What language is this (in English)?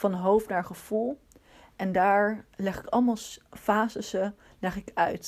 Dutch